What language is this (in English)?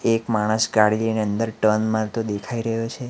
Gujarati